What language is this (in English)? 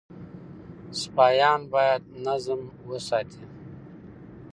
Pashto